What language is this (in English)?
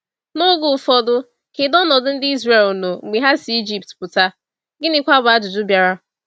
Igbo